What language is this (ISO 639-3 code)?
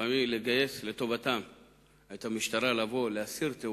heb